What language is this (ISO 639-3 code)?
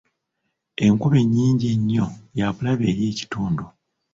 lug